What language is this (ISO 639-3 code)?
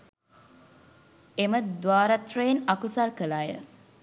sin